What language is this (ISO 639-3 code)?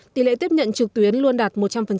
vie